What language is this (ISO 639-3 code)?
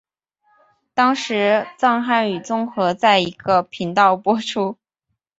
zho